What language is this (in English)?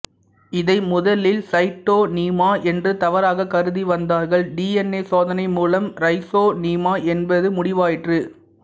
Tamil